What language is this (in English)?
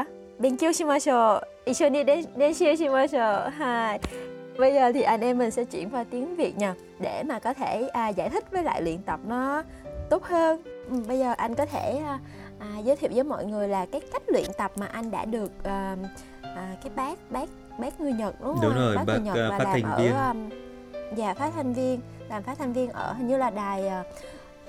Vietnamese